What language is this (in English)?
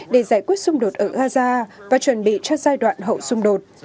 Vietnamese